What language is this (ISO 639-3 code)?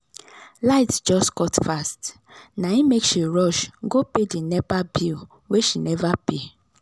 pcm